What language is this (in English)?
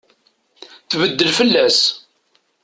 Kabyle